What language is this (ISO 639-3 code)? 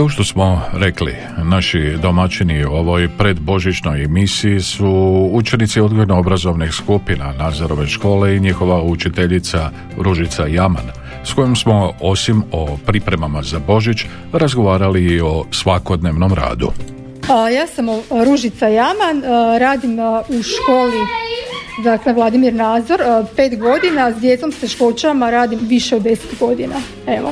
hrv